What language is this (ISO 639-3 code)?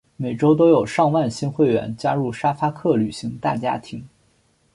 zho